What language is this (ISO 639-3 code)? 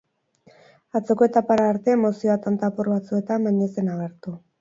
eus